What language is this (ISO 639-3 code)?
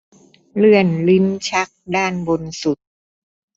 tha